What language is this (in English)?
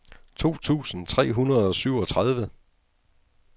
Danish